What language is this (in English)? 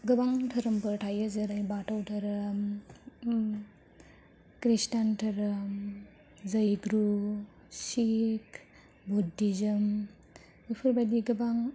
Bodo